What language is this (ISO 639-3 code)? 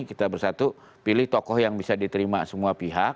ind